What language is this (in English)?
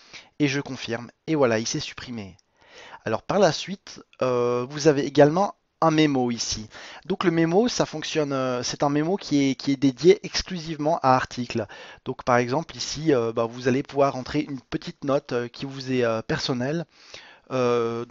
French